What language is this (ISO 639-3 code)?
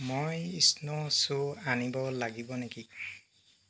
asm